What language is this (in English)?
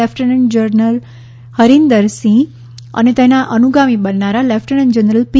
Gujarati